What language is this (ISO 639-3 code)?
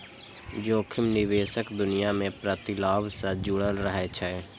mai